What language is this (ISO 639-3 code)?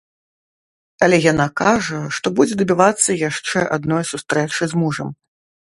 bel